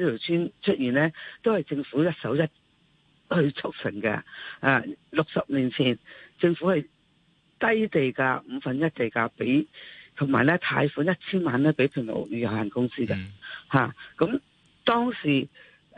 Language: Chinese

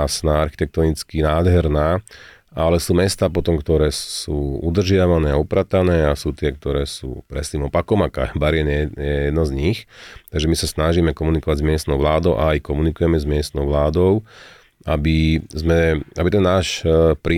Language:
Slovak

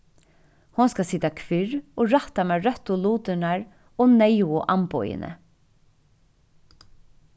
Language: Faroese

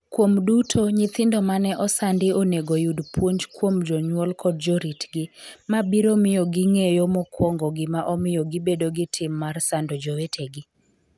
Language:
Luo (Kenya and Tanzania)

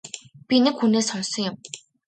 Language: Mongolian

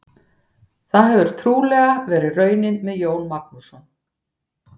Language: Icelandic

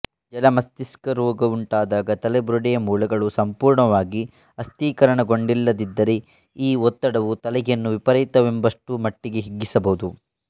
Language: Kannada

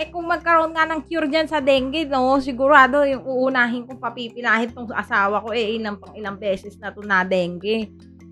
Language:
Filipino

